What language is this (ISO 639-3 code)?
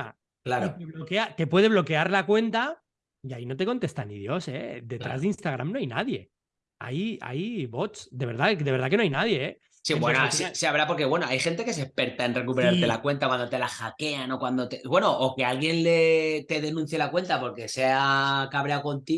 spa